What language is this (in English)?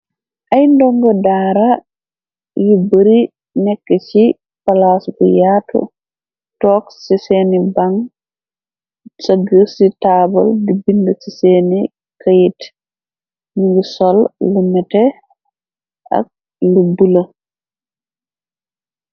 Wolof